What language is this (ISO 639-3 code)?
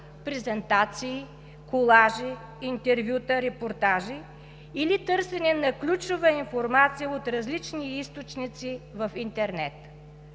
bul